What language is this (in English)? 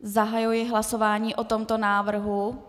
Czech